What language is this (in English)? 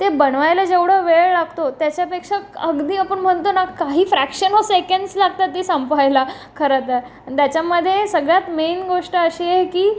Marathi